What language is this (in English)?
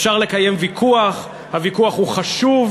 Hebrew